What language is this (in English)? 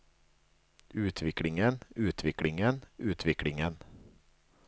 Norwegian